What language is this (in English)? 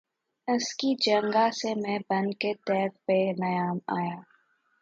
Urdu